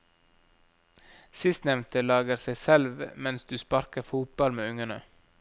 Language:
Norwegian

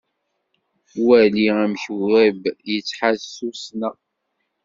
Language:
Kabyle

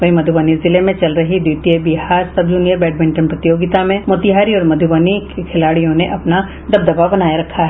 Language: Hindi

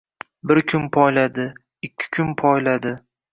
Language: Uzbek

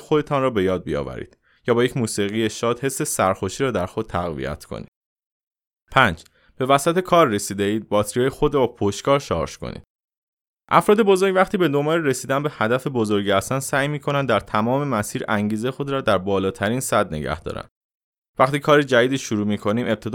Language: Persian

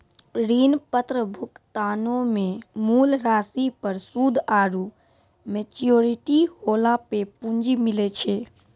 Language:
Maithili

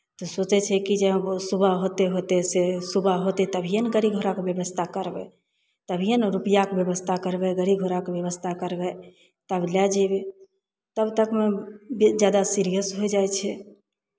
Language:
Maithili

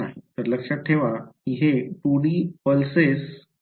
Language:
Marathi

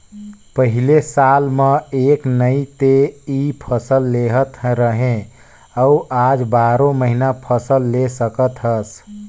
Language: Chhattisgarhi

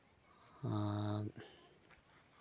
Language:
Santali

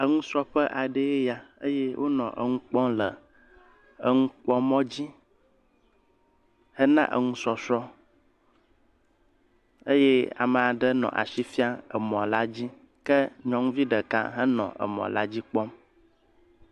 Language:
Ewe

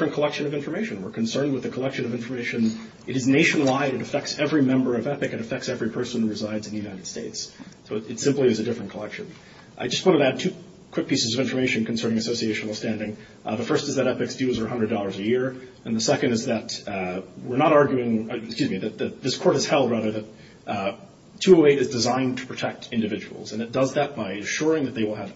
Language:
English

